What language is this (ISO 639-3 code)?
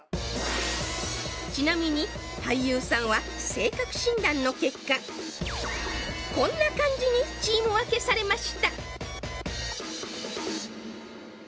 jpn